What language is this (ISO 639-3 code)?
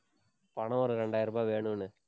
tam